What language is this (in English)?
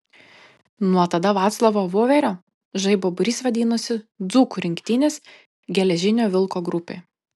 Lithuanian